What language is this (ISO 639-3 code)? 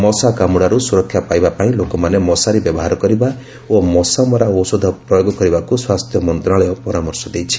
ori